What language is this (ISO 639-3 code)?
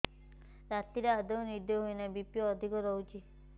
ori